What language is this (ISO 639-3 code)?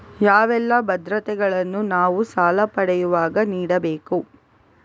kan